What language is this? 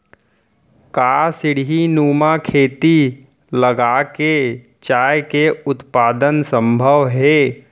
Chhattisgarhi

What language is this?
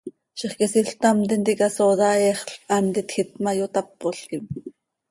Seri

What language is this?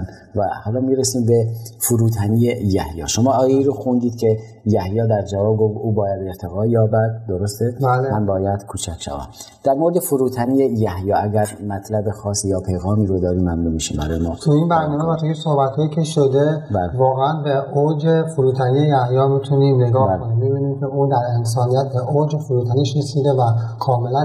Persian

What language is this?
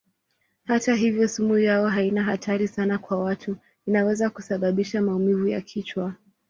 Swahili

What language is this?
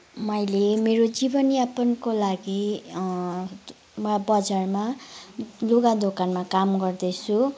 Nepali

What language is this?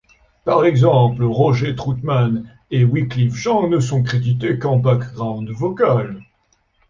French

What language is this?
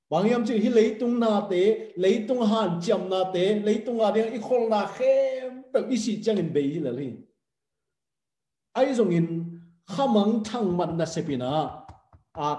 Thai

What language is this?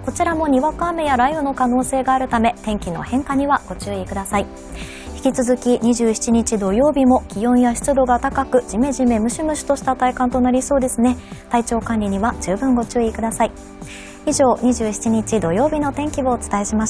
Japanese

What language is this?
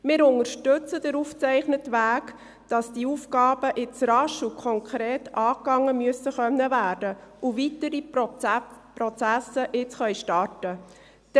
Swiss German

